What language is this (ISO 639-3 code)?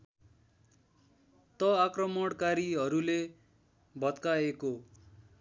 nep